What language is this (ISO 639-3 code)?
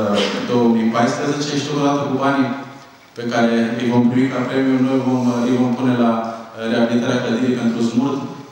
ron